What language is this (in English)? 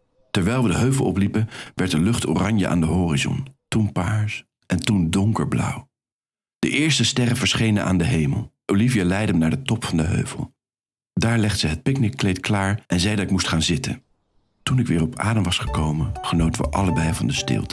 Dutch